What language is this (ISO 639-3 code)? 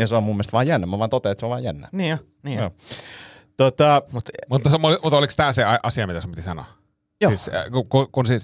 fin